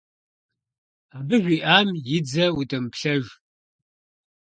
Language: Kabardian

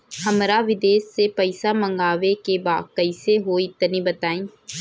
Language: Bhojpuri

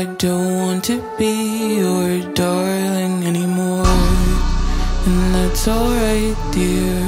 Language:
English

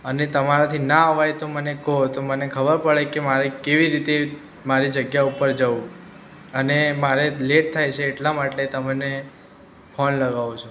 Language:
Gujarati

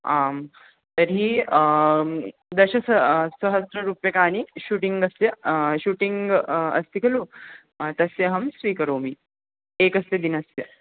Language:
Sanskrit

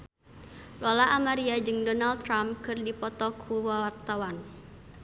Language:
Sundanese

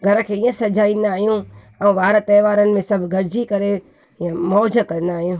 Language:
Sindhi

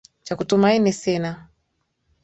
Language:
Swahili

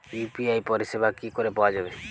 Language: Bangla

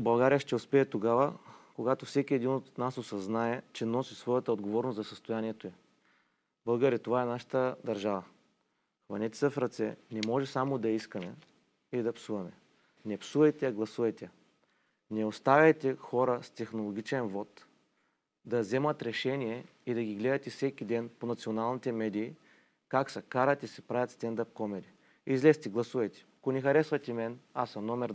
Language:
Bulgarian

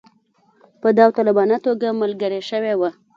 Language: Pashto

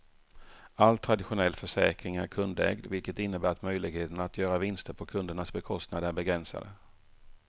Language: Swedish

